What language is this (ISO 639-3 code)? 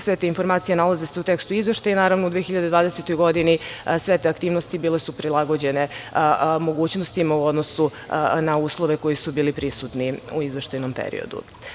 srp